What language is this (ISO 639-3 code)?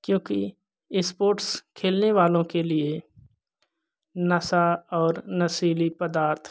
hin